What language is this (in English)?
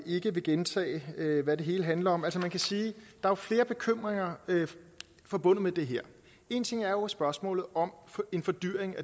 Danish